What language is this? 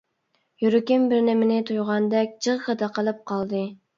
Uyghur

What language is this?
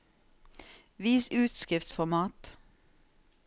Norwegian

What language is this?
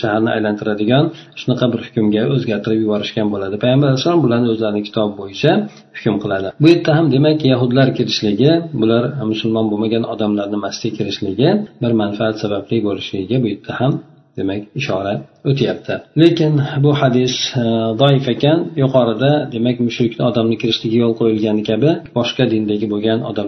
Bulgarian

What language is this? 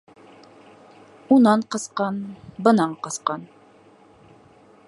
Bashkir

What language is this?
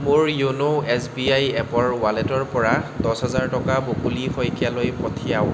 Assamese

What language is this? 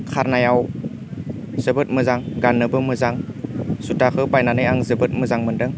Bodo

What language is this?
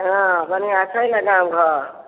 Maithili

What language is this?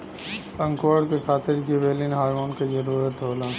Bhojpuri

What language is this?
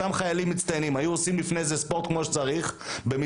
Hebrew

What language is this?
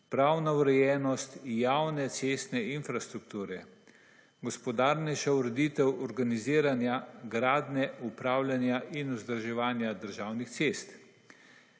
Slovenian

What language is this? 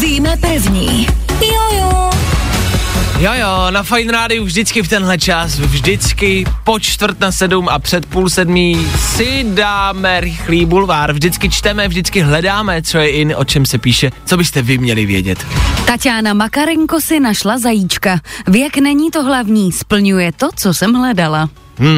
Czech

